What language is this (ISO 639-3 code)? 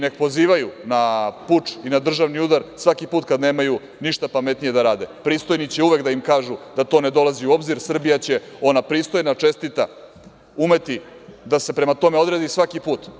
srp